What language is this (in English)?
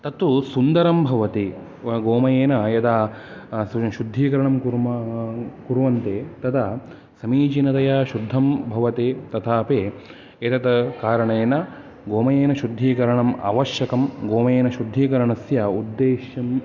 Sanskrit